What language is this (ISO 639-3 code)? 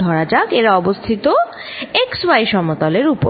ben